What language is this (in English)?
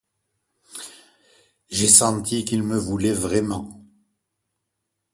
French